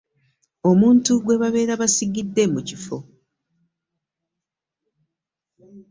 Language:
Ganda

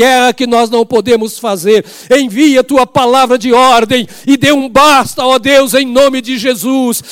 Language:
Portuguese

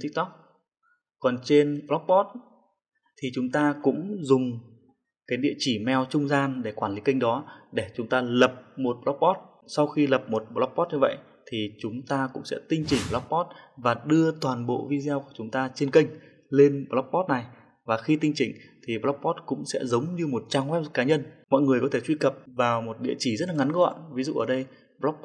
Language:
Vietnamese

